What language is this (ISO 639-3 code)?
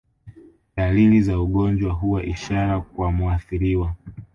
swa